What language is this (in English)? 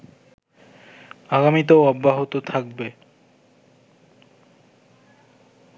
Bangla